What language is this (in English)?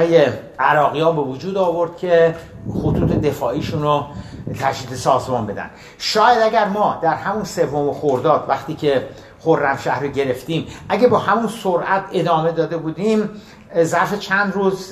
Persian